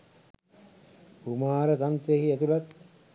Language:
Sinhala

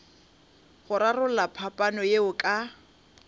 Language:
Northern Sotho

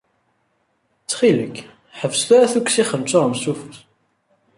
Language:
Kabyle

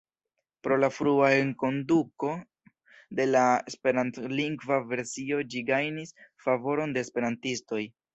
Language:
Esperanto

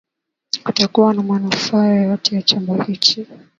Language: Swahili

